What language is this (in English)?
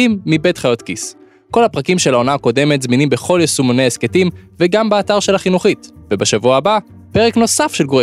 Hebrew